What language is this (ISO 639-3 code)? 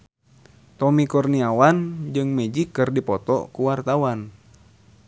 sun